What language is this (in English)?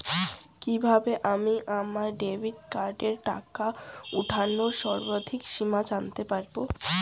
Bangla